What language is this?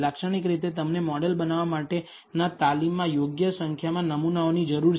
Gujarati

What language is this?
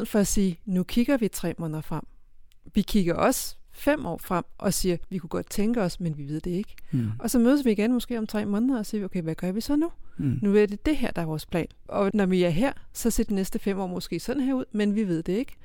Danish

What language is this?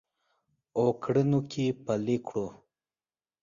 Pashto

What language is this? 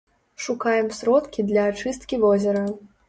Belarusian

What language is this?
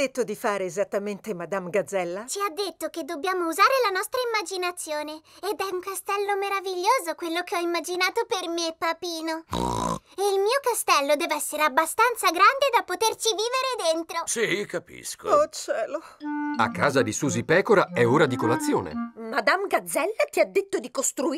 Italian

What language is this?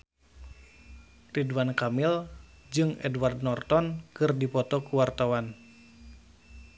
Sundanese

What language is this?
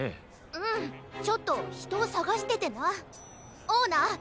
Japanese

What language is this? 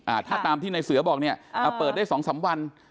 Thai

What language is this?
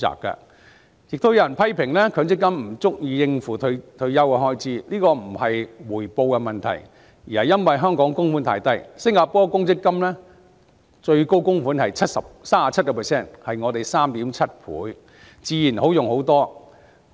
Cantonese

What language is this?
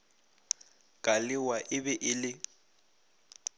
Northern Sotho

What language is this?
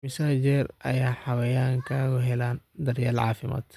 Somali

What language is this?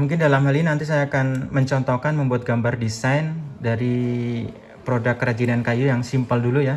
Indonesian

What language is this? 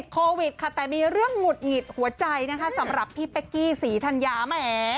Thai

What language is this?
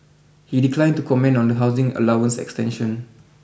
English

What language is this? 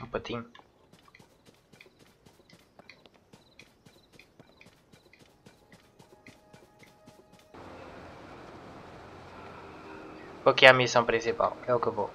Portuguese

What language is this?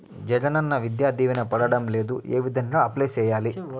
Telugu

